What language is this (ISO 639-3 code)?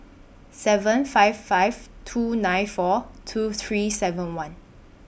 eng